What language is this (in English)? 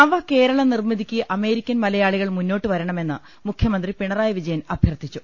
Malayalam